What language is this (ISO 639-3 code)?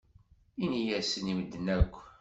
kab